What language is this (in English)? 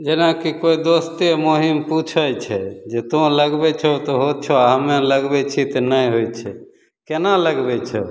Maithili